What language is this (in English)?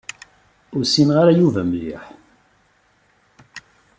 Kabyle